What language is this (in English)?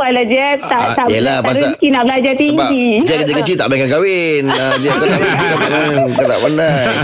Malay